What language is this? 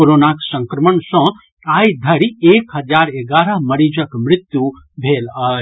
Maithili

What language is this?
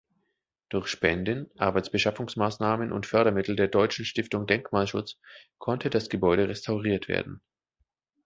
German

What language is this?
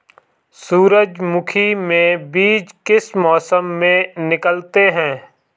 Hindi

